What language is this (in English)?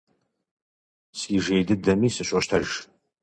Kabardian